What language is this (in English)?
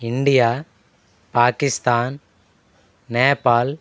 Telugu